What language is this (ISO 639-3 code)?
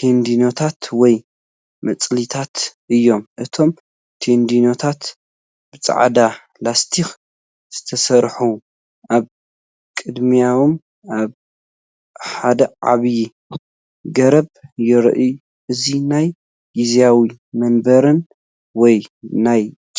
tir